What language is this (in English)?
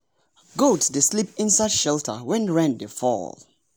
Nigerian Pidgin